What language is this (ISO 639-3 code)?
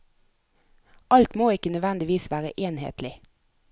nor